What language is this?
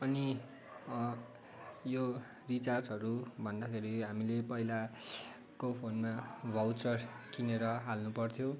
Nepali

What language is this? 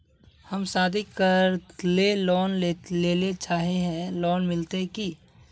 Magahi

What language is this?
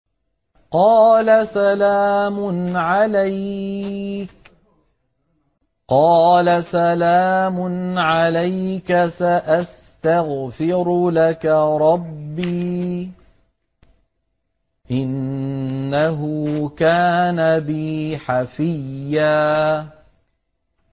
Arabic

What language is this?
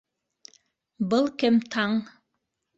Bashkir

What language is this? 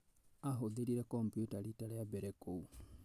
Kikuyu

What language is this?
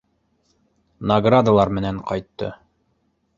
Bashkir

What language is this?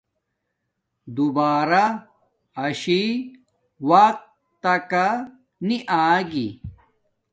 Domaaki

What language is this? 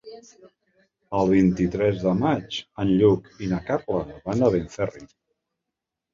Catalan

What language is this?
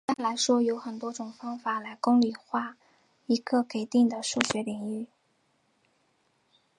Chinese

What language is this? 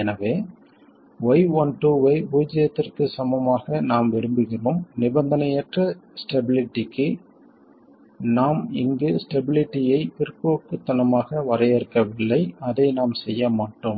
Tamil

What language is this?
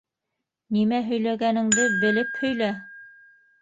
Bashkir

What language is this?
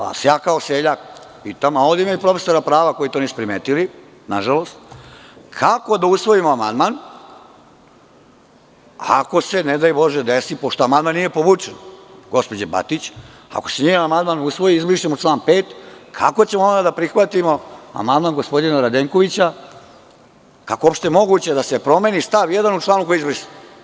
Serbian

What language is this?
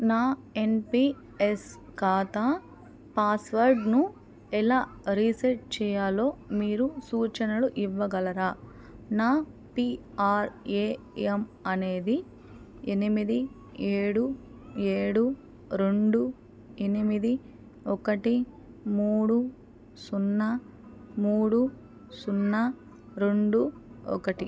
Telugu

